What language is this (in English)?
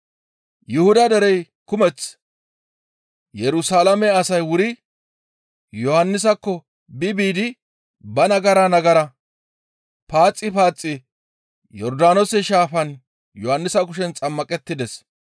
Gamo